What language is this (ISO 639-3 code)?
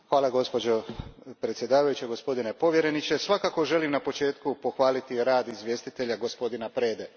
hrv